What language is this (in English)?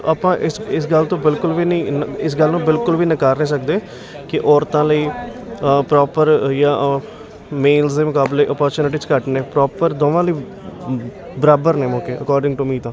Punjabi